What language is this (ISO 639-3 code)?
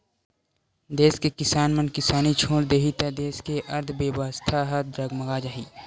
hne